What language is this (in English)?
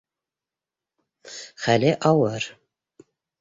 Bashkir